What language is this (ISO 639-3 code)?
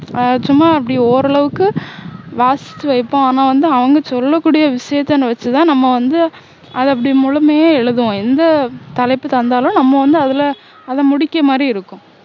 tam